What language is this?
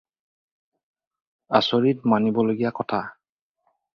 Assamese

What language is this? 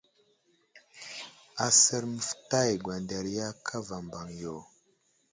Wuzlam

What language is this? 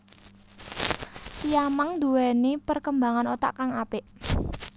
Javanese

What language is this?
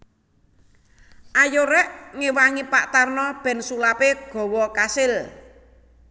Javanese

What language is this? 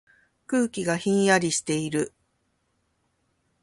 Japanese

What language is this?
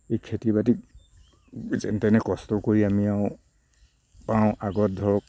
Assamese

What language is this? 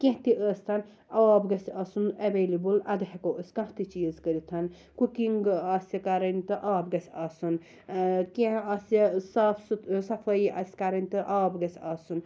Kashmiri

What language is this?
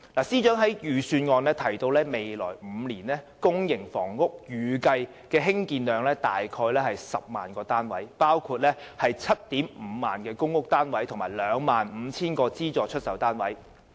Cantonese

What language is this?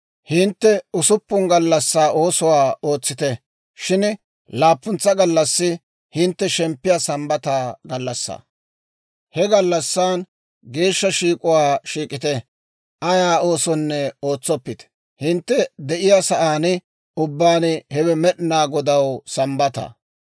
Dawro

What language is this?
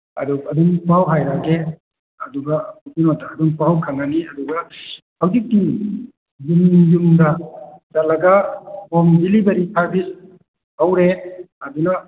Manipuri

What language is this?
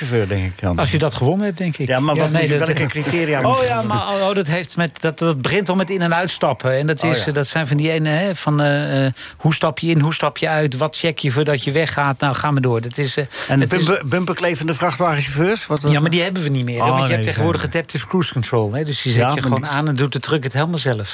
Dutch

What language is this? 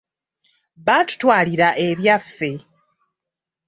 Ganda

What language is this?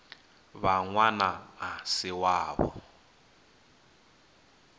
Venda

